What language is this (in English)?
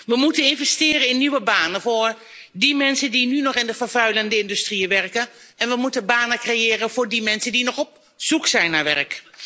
Dutch